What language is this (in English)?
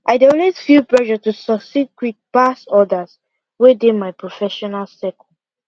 Nigerian Pidgin